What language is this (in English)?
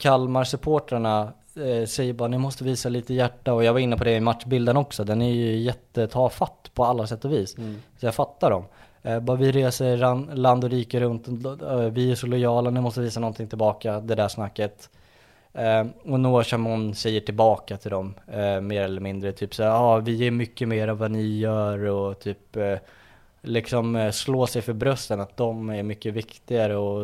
Swedish